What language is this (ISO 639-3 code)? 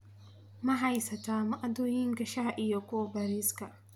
som